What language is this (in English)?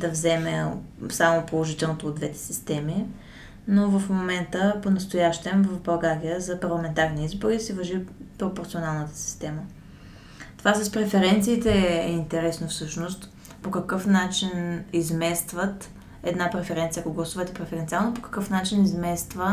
Bulgarian